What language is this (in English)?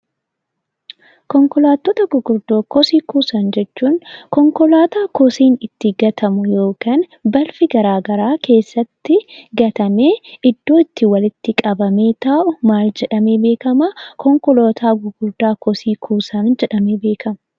Oromo